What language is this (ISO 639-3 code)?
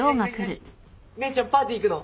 jpn